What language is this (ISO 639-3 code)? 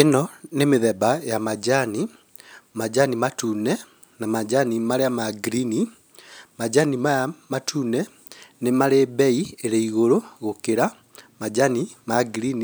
kik